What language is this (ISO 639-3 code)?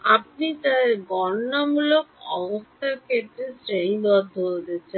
ben